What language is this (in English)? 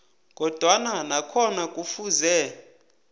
South Ndebele